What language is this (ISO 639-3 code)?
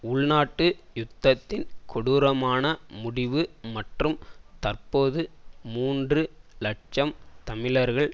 tam